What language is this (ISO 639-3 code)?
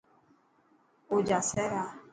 mki